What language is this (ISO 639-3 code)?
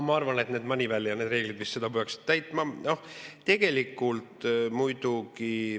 est